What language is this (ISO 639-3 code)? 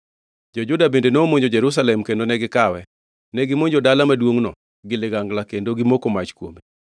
luo